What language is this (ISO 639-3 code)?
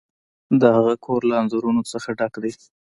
pus